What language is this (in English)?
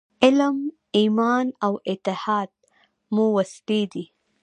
Pashto